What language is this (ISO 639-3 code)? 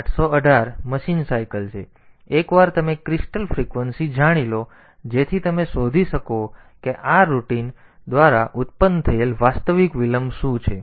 guj